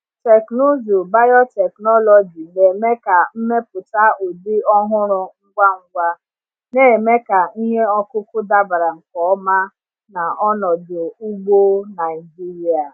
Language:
Igbo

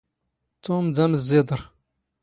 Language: Standard Moroccan Tamazight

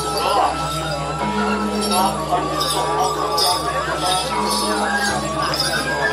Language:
Arabic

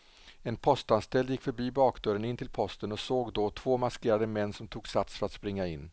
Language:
Swedish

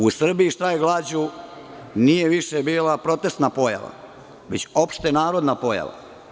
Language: Serbian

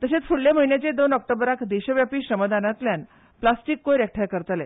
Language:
Konkani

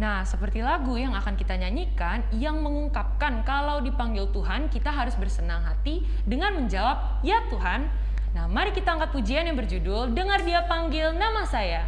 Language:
Indonesian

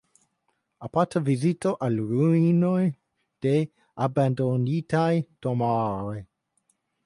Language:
Esperanto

